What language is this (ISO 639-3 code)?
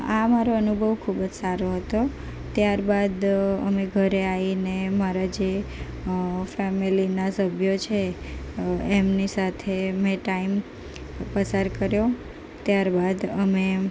guj